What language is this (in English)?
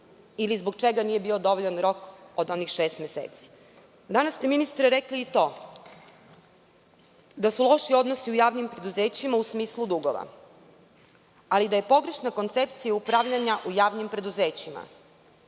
Serbian